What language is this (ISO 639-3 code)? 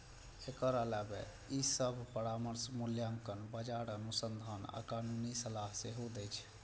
mai